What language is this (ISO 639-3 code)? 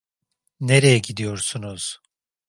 tur